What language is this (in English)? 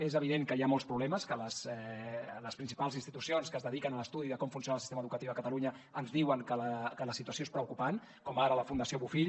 Catalan